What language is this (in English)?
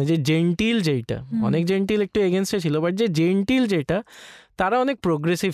Bangla